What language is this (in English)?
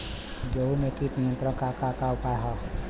Bhojpuri